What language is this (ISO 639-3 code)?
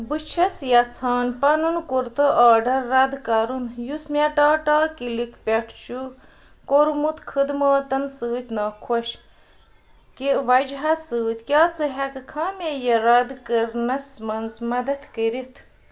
kas